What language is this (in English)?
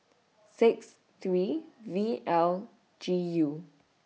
English